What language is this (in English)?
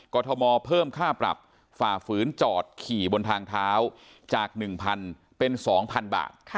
Thai